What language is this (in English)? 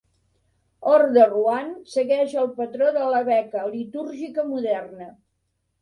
Catalan